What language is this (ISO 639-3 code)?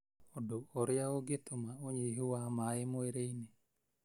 kik